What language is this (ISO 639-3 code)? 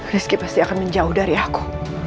ind